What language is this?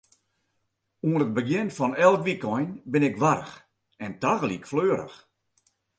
Western Frisian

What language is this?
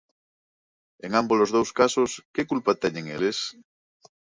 Galician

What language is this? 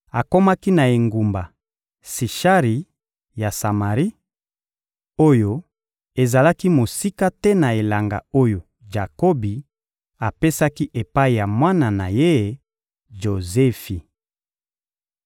Lingala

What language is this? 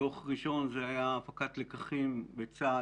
Hebrew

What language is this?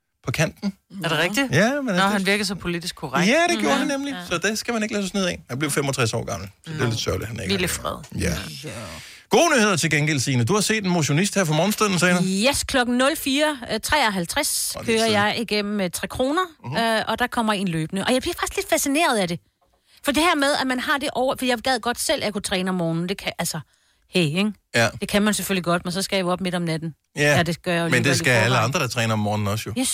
Danish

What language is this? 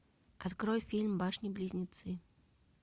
Russian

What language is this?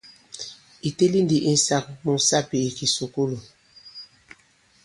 Bankon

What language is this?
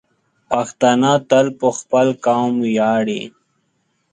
Pashto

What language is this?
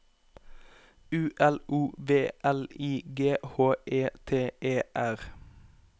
Norwegian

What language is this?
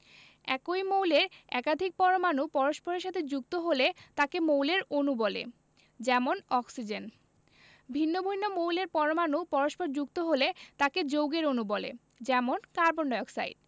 Bangla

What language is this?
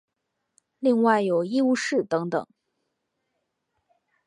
Chinese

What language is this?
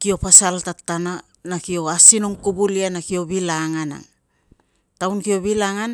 Tungag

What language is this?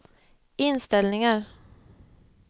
Swedish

